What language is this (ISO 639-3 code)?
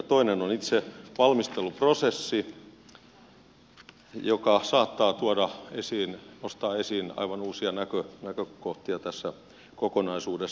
fin